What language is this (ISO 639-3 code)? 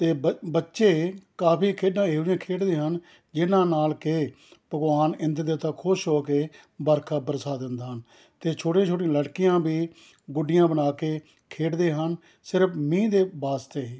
pan